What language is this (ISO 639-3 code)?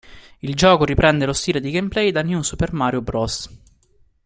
ita